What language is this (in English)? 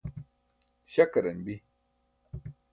Burushaski